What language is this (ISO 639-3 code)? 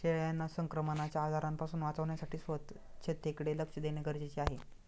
mar